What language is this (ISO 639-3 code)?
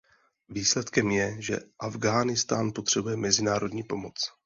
ces